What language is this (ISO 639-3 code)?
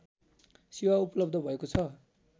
nep